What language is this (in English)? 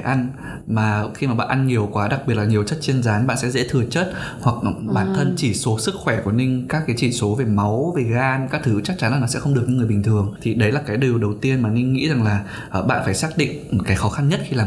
Vietnamese